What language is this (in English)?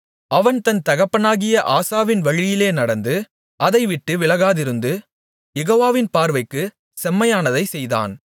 Tamil